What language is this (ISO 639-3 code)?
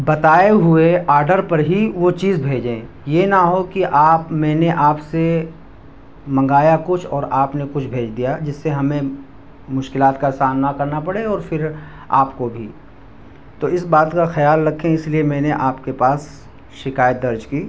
urd